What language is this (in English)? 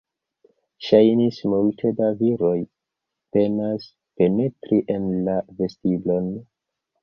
Esperanto